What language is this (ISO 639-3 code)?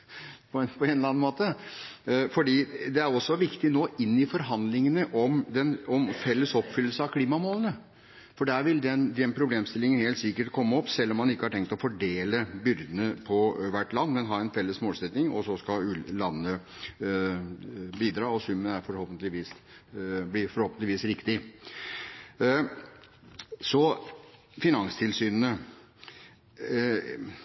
nob